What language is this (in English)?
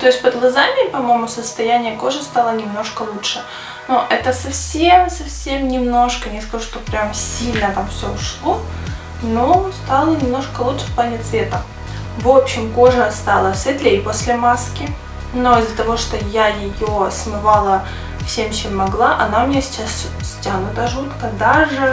Russian